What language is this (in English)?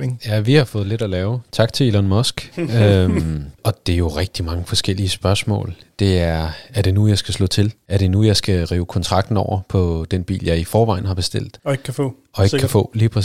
Danish